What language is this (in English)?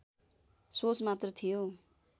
Nepali